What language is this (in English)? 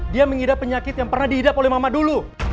Indonesian